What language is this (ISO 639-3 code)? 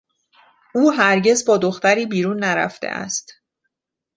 fas